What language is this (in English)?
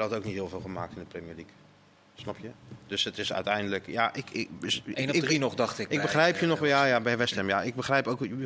Dutch